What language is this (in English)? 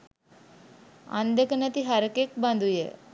Sinhala